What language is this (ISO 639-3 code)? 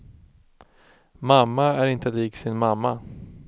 swe